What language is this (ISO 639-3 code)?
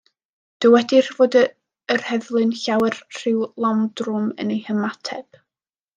cym